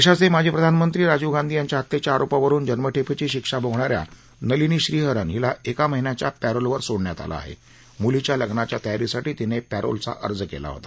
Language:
Marathi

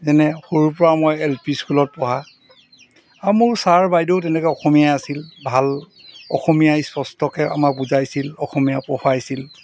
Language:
Assamese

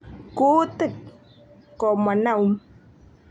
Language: Kalenjin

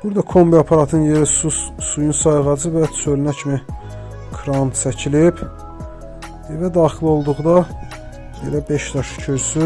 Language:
Turkish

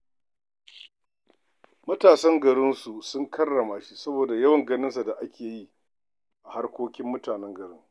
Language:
Hausa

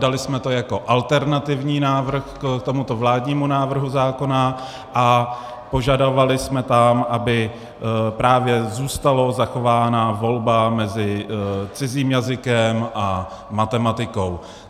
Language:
Czech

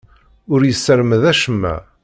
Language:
Kabyle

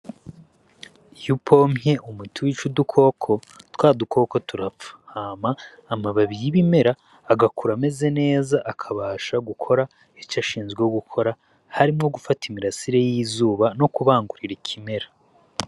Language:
Rundi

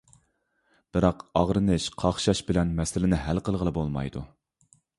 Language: Uyghur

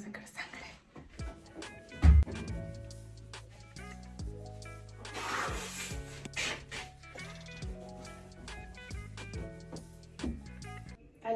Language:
Spanish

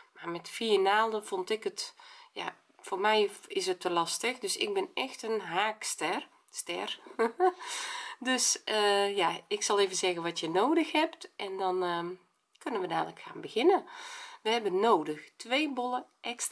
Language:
Dutch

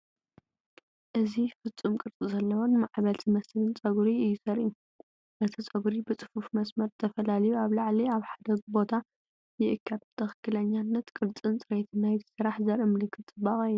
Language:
Tigrinya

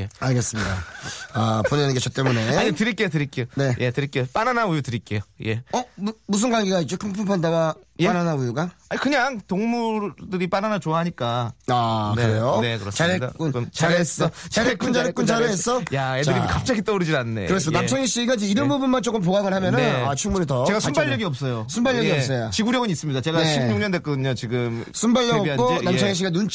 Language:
Korean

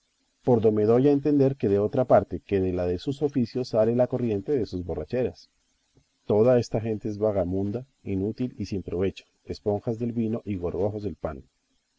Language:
Spanish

